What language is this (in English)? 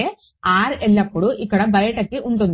Telugu